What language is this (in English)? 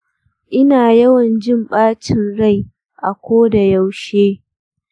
Hausa